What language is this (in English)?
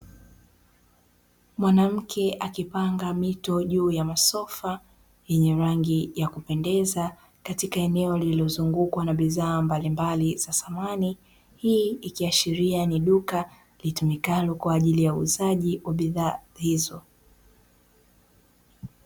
Swahili